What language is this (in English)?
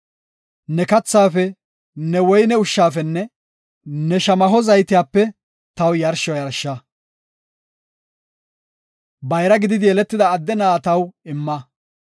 Gofa